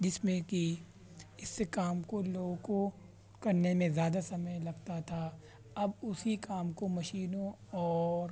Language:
Urdu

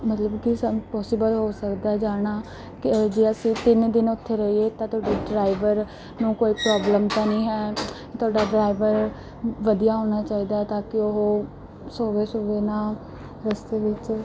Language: Punjabi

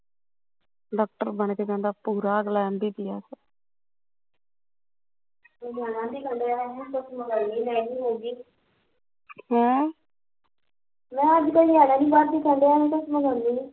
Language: Punjabi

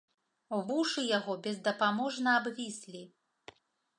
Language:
Belarusian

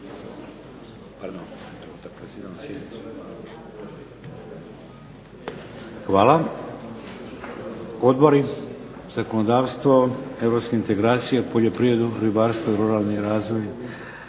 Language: Croatian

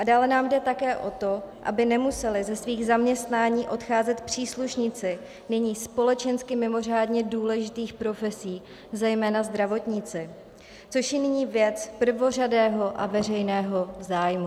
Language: Czech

